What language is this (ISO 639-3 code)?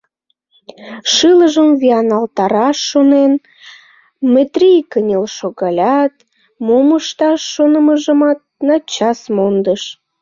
chm